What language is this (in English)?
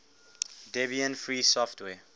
English